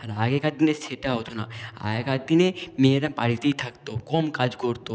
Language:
Bangla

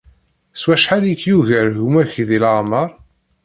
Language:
Kabyle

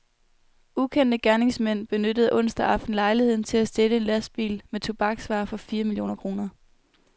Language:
Danish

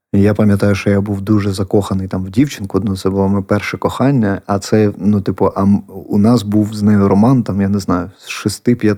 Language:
Ukrainian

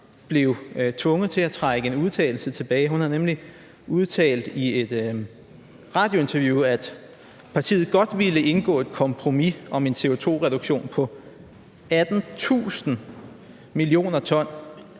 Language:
Danish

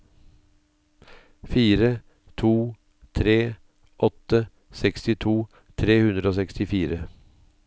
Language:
Norwegian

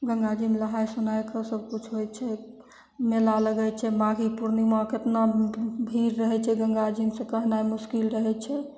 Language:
Maithili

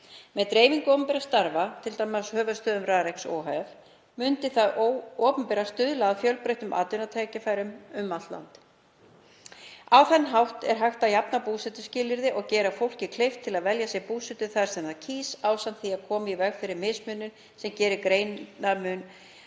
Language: Icelandic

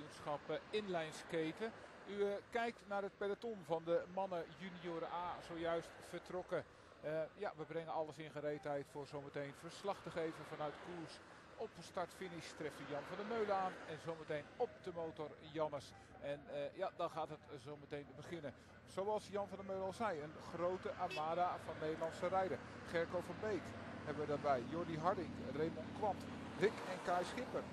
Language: Dutch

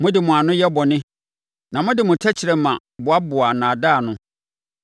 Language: Akan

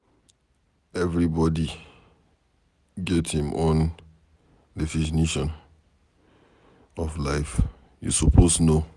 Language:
Nigerian Pidgin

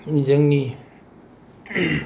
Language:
Bodo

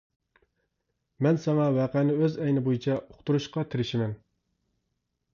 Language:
Uyghur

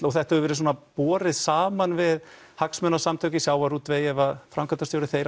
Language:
Icelandic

